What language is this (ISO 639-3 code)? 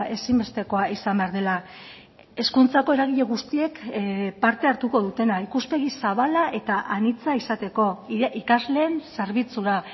eus